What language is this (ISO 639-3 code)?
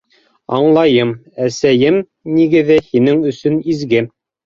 bak